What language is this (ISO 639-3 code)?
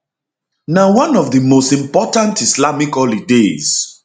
pcm